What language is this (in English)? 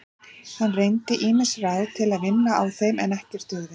Icelandic